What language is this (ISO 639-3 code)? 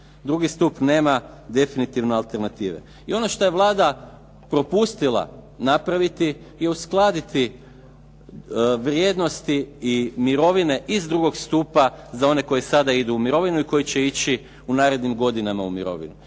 hrv